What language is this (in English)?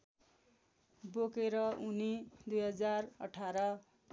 Nepali